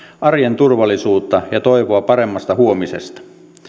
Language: Finnish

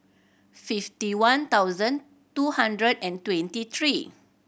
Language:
English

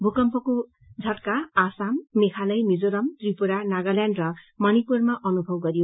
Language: Nepali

